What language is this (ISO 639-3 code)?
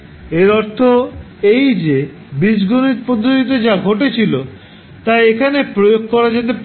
ben